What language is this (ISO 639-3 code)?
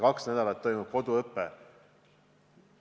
est